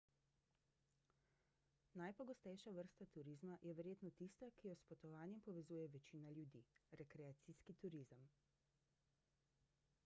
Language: Slovenian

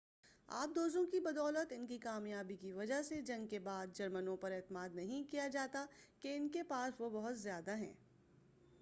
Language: Urdu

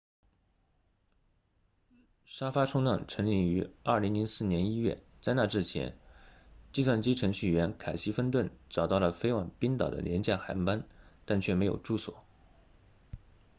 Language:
Chinese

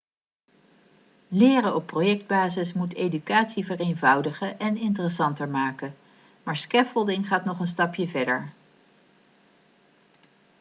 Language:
Dutch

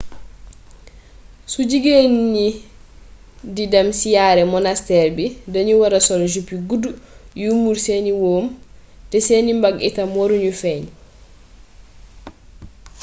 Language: Wolof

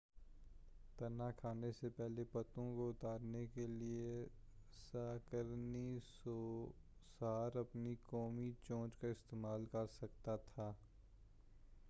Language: Urdu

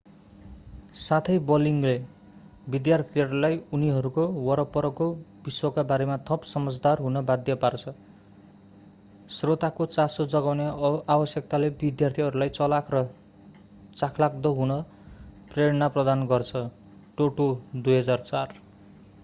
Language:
Nepali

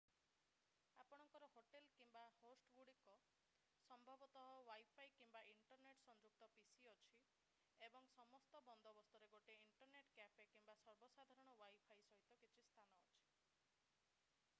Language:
Odia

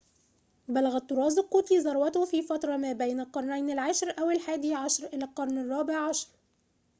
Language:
Arabic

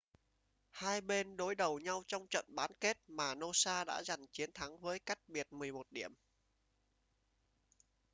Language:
Vietnamese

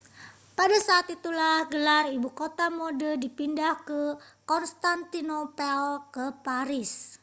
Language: Indonesian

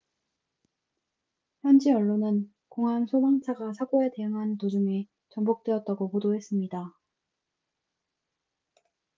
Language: Korean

